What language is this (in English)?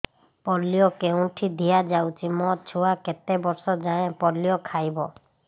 Odia